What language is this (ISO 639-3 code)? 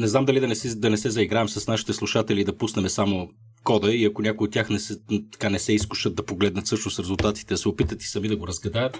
bul